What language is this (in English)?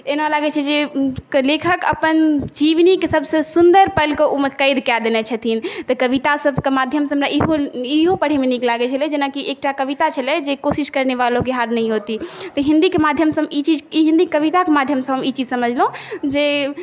Maithili